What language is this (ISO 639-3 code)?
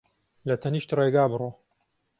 ckb